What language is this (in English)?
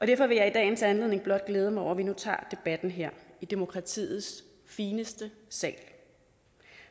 Danish